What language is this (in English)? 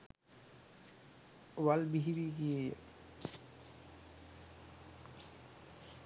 Sinhala